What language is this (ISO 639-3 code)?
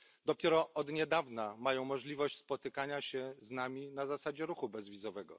pol